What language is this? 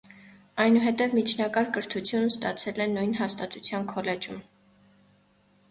Armenian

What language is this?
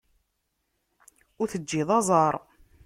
Kabyle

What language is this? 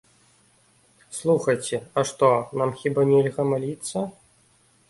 Belarusian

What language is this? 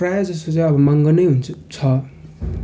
Nepali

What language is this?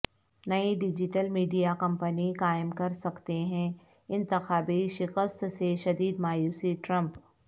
Urdu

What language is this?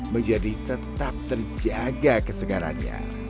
Indonesian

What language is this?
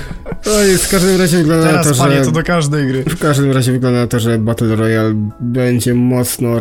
Polish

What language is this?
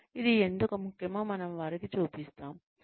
Telugu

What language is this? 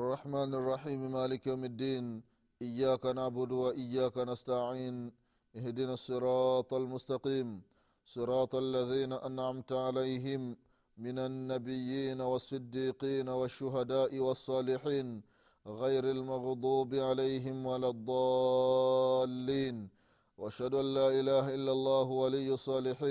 Swahili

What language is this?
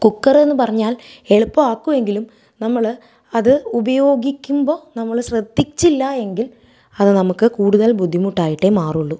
Malayalam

